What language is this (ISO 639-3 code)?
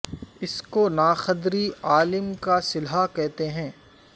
urd